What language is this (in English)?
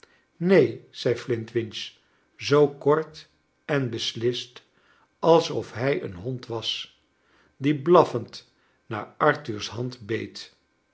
Dutch